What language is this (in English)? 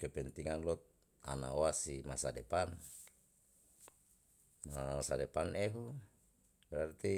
Yalahatan